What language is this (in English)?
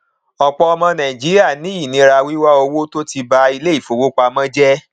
Yoruba